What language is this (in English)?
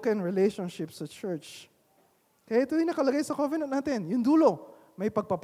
Filipino